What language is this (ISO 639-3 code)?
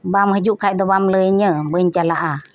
sat